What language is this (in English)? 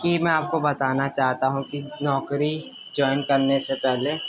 Urdu